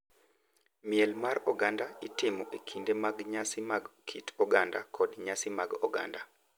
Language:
Luo (Kenya and Tanzania)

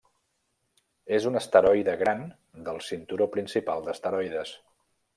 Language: Catalan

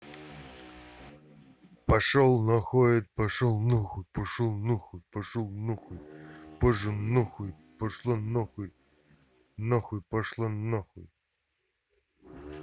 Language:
Russian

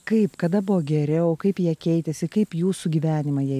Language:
Lithuanian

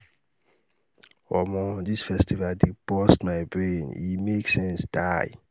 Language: Nigerian Pidgin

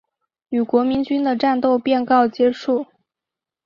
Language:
Chinese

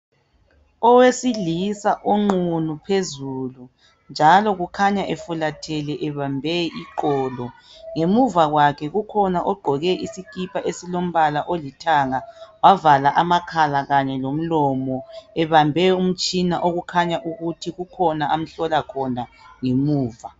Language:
North Ndebele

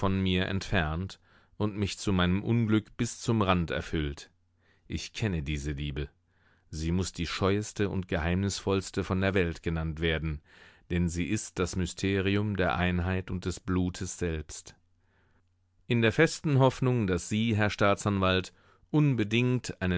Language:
German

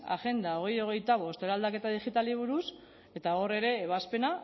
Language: Basque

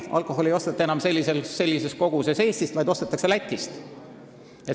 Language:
Estonian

